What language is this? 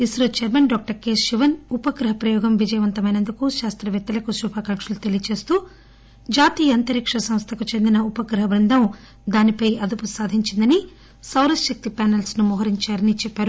Telugu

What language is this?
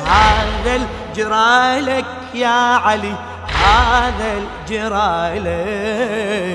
Arabic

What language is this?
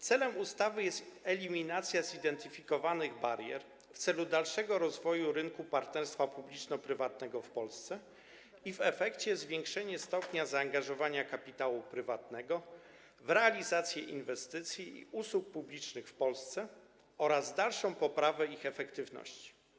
Polish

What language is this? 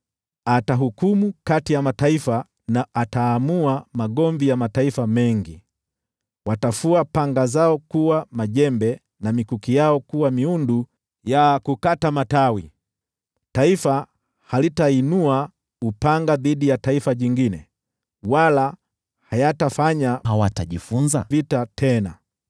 Swahili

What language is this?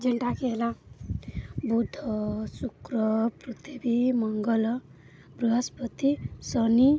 Odia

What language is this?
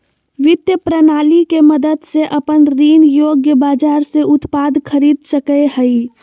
Magahi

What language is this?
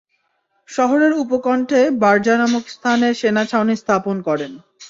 Bangla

